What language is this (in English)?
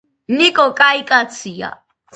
Georgian